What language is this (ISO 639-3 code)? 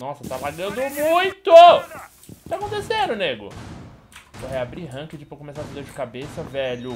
por